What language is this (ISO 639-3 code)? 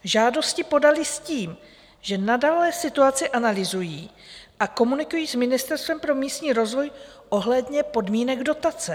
ces